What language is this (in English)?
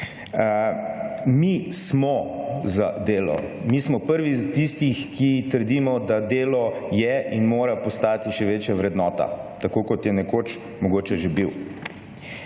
Slovenian